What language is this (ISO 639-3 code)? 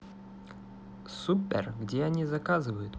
rus